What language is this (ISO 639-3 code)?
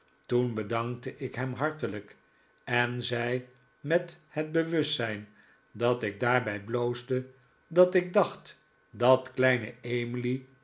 nld